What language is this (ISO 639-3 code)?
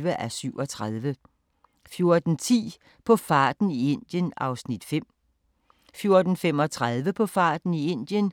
dan